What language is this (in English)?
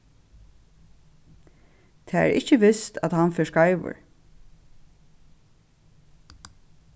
Faroese